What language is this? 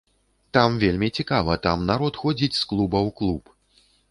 Belarusian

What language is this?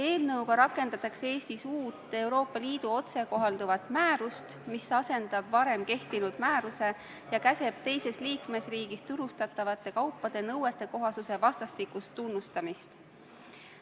Estonian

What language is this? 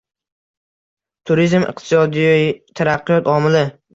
Uzbek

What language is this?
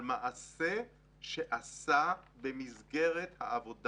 Hebrew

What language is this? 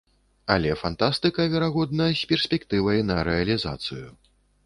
Belarusian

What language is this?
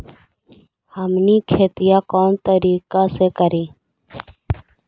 Magahi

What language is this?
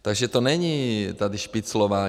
Czech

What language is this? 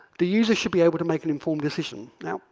English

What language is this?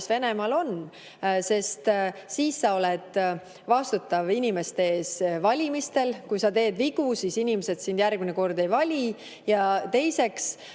Estonian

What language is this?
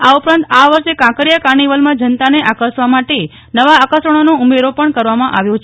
Gujarati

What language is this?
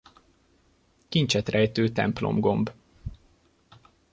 Hungarian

